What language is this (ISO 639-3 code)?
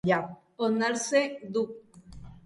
eus